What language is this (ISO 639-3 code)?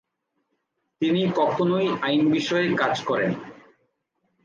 ben